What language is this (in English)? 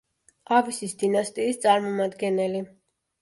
Georgian